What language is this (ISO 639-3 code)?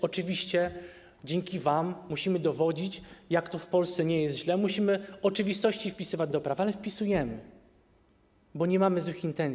pol